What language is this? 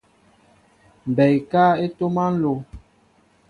Mbo (Cameroon)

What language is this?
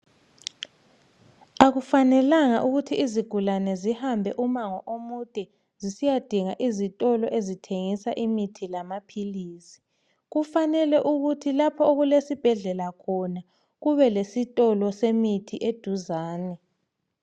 North Ndebele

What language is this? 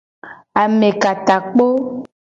Gen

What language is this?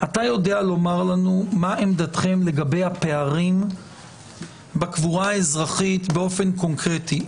Hebrew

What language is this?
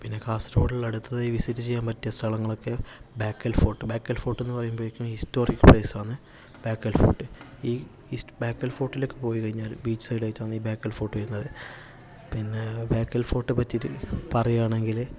Malayalam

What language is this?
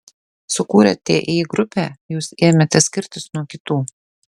Lithuanian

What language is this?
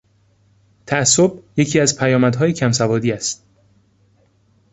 Persian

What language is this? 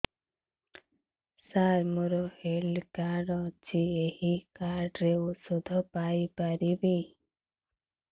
Odia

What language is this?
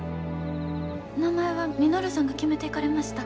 Japanese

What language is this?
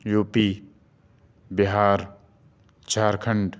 Urdu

